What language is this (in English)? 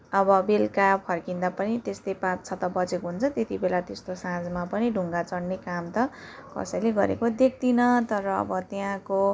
Nepali